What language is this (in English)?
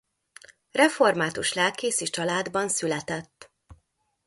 Hungarian